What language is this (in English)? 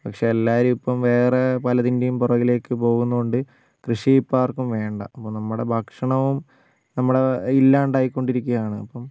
Malayalam